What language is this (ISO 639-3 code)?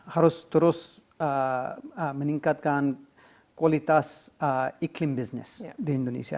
ind